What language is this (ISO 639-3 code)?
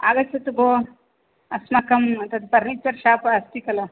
san